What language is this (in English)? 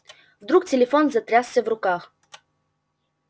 Russian